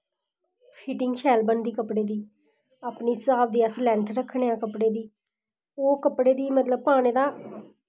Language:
Dogri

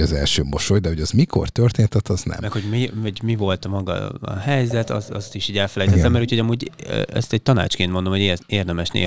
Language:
Hungarian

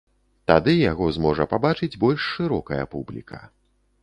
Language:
Belarusian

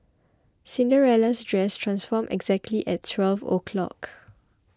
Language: English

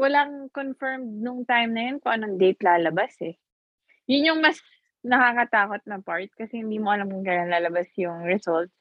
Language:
Filipino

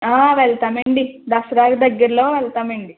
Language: Telugu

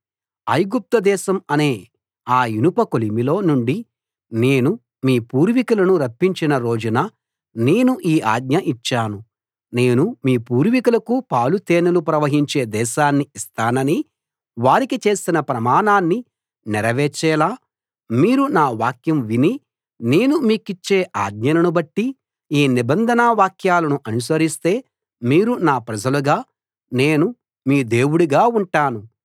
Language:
Telugu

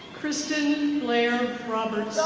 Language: English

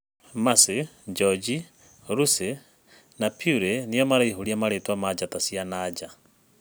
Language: Kikuyu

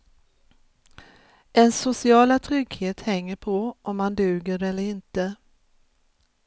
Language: Swedish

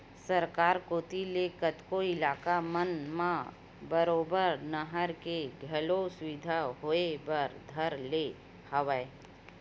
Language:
Chhattisgarhi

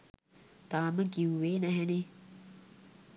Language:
Sinhala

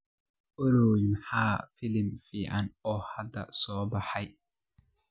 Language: Somali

